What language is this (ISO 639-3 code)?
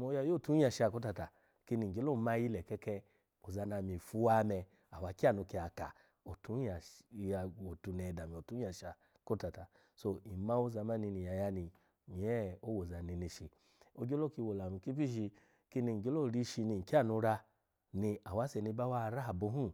ala